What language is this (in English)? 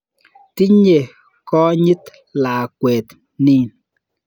Kalenjin